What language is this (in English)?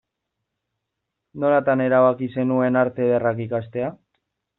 Basque